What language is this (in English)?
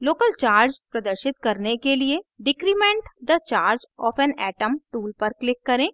Hindi